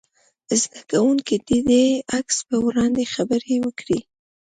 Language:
Pashto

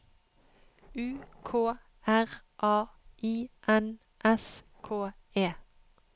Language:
Norwegian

